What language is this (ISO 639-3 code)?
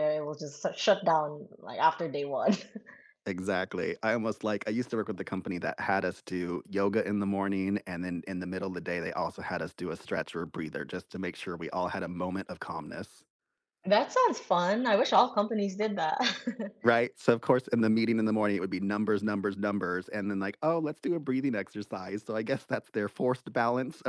eng